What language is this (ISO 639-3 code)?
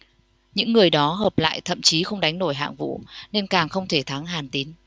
vie